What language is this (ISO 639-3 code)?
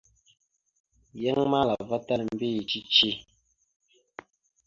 mxu